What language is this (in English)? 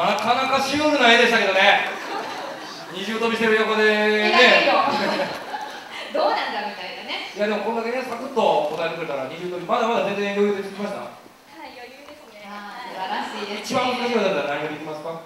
Japanese